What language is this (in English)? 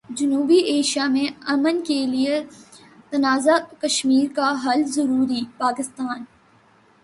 Urdu